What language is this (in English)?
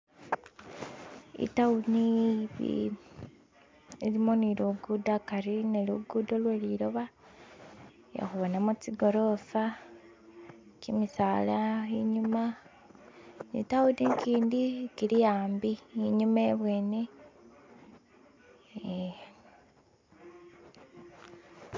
Masaaba